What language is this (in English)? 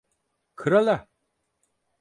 Turkish